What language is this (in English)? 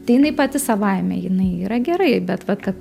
Lithuanian